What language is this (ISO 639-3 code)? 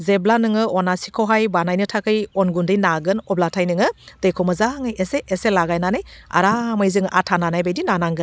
brx